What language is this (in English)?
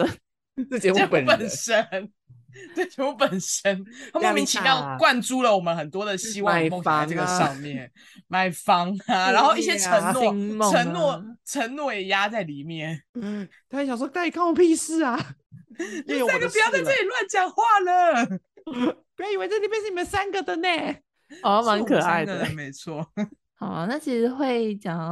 Chinese